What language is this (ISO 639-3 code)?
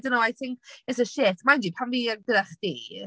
cym